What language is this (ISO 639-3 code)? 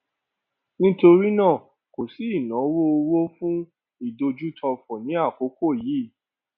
yor